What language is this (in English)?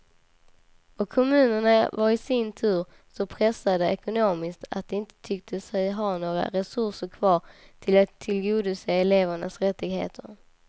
Swedish